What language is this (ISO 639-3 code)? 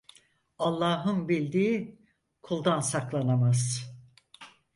tur